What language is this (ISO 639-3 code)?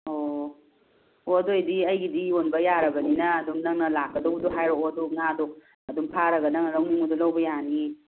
mni